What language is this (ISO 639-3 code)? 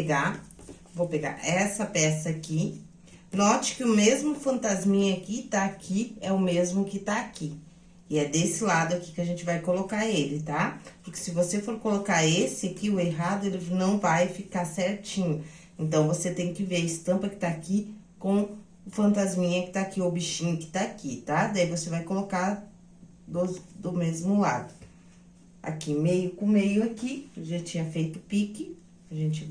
por